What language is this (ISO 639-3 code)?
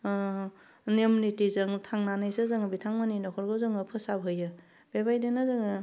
brx